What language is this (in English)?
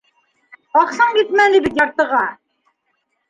Bashkir